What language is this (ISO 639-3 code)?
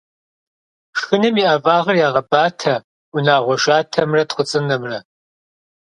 kbd